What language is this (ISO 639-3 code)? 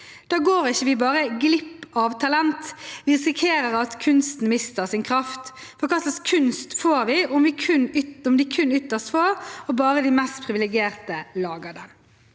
nor